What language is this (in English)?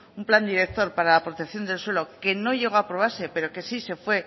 Spanish